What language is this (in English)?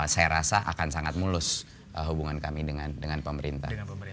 Indonesian